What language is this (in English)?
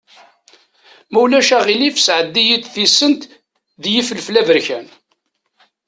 Kabyle